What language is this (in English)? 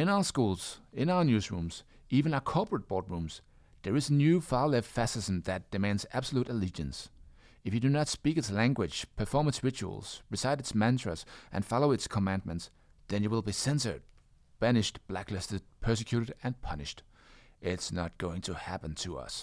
Danish